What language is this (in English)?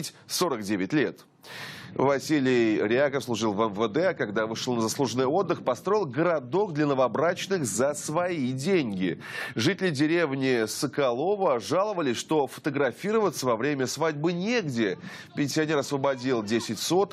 Russian